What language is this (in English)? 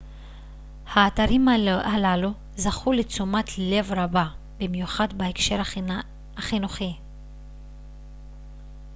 Hebrew